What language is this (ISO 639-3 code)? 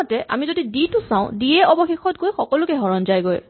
asm